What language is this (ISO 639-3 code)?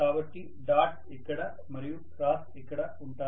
tel